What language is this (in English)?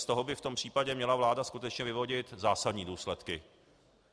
Czech